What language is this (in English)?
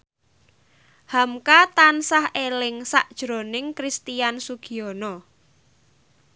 Javanese